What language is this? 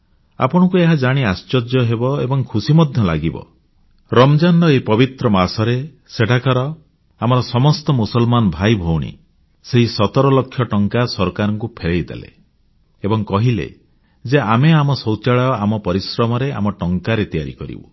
Odia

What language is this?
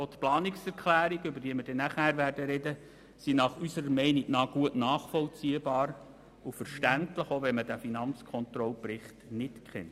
Swiss German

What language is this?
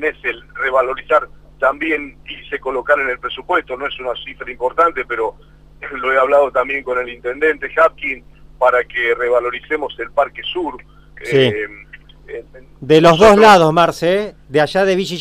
Spanish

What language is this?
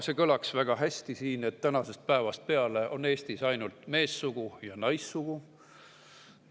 Estonian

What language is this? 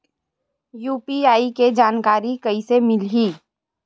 Chhattisgarhi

